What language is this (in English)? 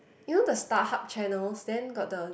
English